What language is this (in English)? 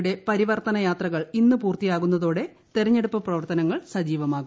Malayalam